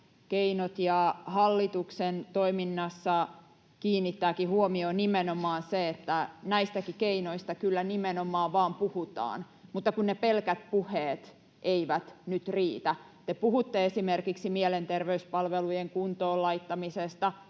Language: Finnish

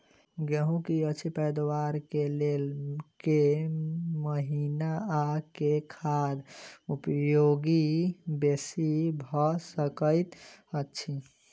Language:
Maithili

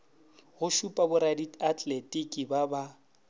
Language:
Northern Sotho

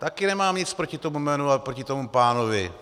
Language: Czech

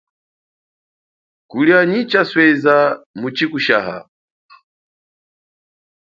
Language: Chokwe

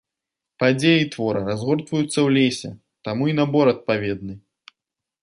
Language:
Belarusian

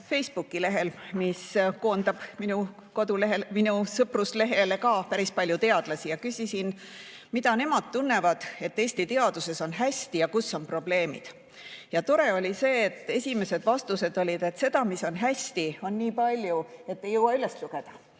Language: Estonian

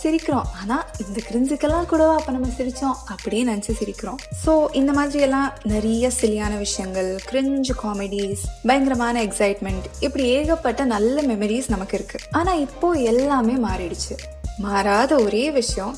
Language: Tamil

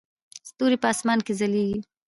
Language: Pashto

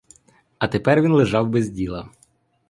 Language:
Ukrainian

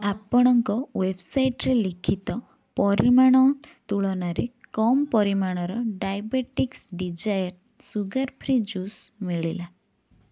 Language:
Odia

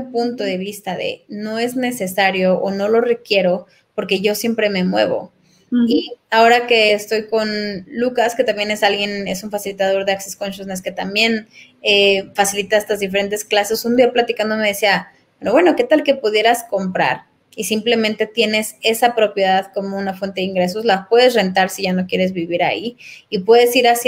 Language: Spanish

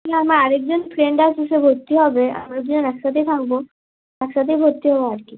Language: Bangla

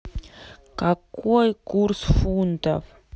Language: Russian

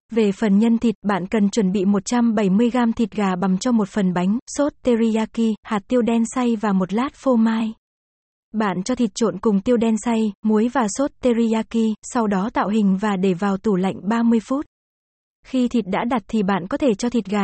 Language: Vietnamese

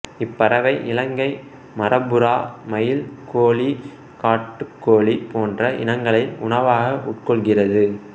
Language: Tamil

